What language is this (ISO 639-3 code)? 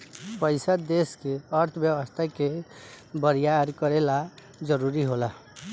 bho